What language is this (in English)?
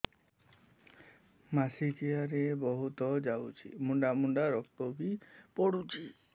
Odia